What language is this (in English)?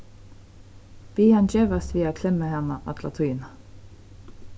Faroese